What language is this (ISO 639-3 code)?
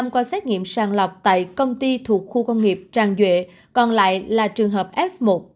vie